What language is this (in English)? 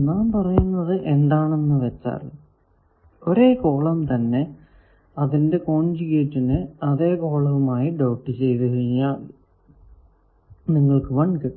Malayalam